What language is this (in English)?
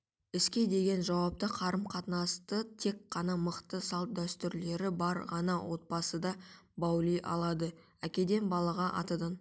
Kazakh